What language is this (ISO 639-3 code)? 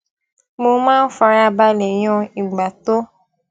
yor